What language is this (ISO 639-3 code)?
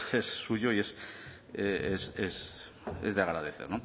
spa